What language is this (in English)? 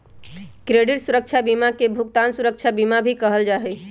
Magahi